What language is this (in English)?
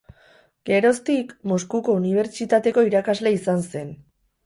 Basque